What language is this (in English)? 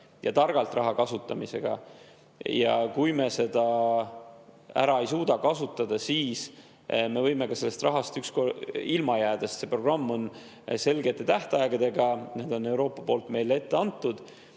Estonian